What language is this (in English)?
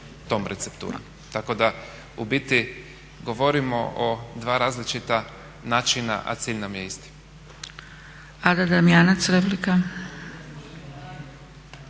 Croatian